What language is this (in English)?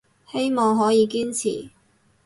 Cantonese